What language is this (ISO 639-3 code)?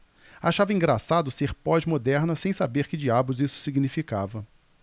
por